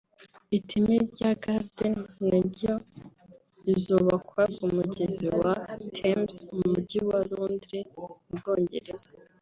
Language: Kinyarwanda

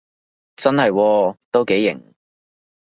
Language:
Cantonese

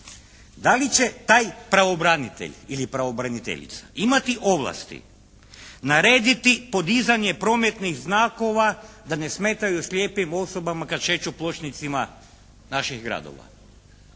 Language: Croatian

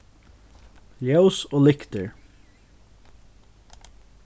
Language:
Faroese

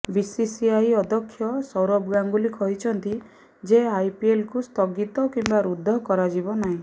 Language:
Odia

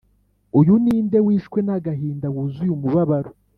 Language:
Kinyarwanda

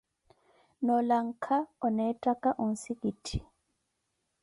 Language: Koti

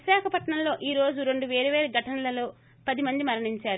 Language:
Telugu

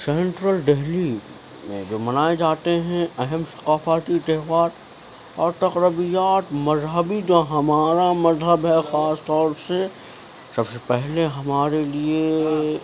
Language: Urdu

